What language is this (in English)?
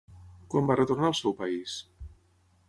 Catalan